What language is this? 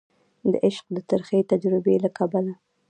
Pashto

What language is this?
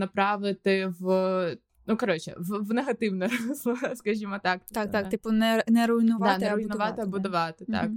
Ukrainian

